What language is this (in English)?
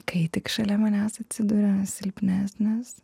Lithuanian